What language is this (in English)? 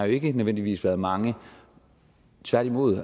Danish